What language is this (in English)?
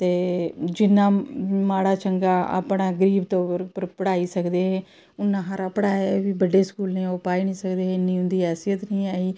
Dogri